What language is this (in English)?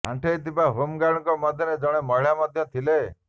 Odia